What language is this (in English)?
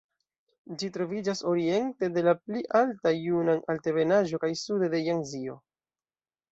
Esperanto